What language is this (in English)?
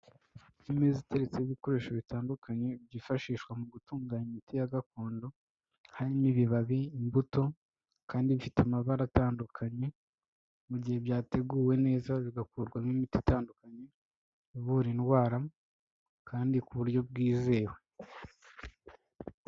Kinyarwanda